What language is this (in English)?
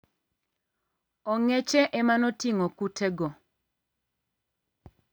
Luo (Kenya and Tanzania)